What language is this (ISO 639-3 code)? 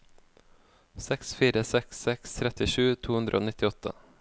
nor